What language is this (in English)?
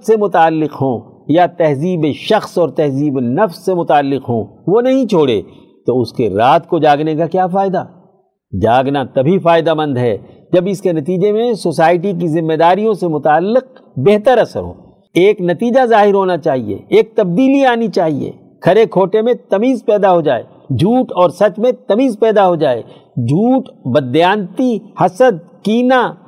Urdu